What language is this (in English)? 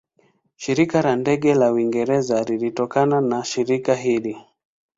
Swahili